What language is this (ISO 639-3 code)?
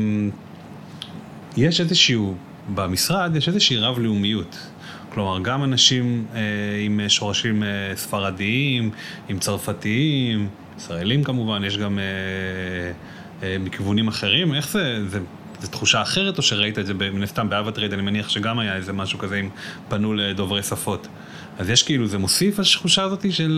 heb